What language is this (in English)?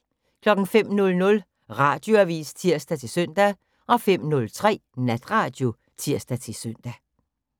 Danish